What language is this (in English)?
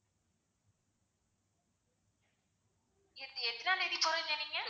Tamil